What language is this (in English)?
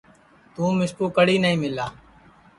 Sansi